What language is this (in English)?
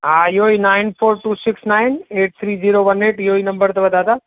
Sindhi